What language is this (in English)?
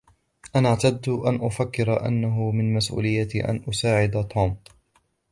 Arabic